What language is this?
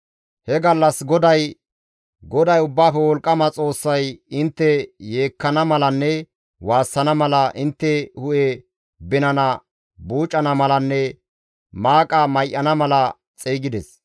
Gamo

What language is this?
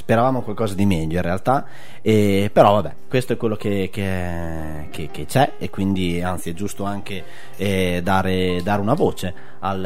Italian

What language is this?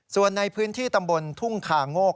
Thai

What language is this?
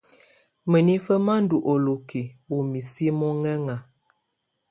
Tunen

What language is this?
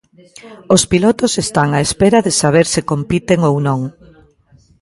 Galician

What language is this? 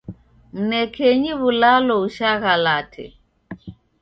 Taita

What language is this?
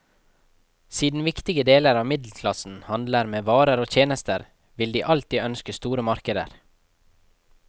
Norwegian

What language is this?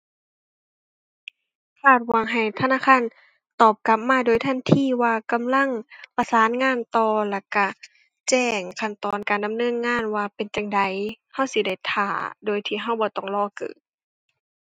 Thai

